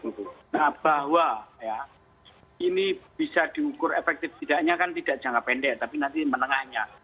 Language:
Indonesian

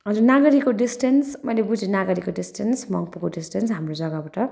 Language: Nepali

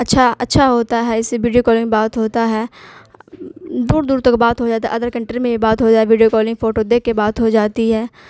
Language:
Urdu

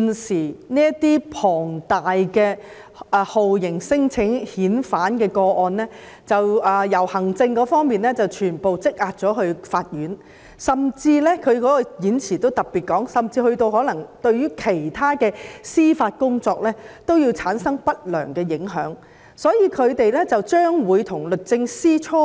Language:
Cantonese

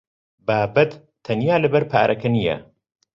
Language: Central Kurdish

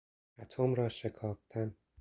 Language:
Persian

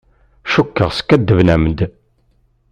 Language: Kabyle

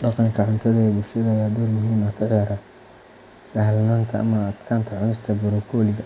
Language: Somali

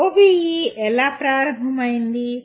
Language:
Telugu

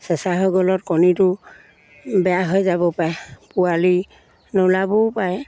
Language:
Assamese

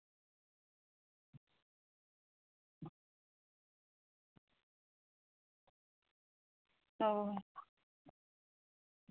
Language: Santali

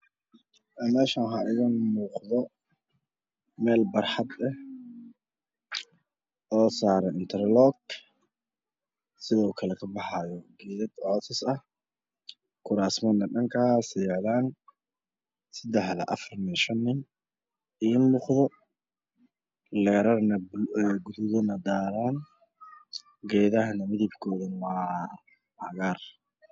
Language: Somali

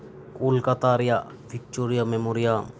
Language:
Santali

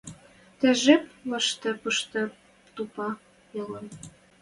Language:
Western Mari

